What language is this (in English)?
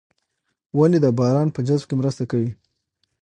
Pashto